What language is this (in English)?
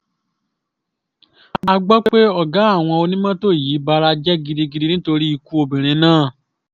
Yoruba